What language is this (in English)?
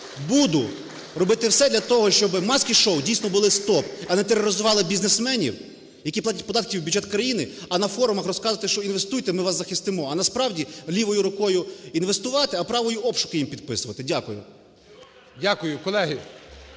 Ukrainian